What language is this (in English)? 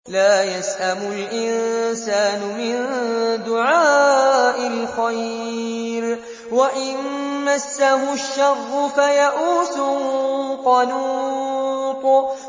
Arabic